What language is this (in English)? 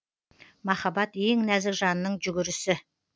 Kazakh